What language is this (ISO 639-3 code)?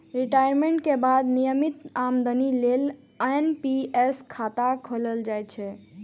mai